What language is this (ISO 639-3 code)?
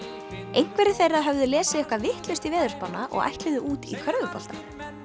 isl